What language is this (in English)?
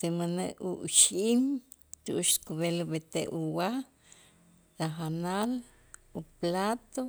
Itzá